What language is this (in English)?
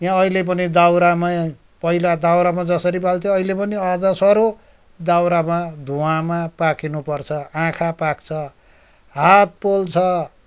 Nepali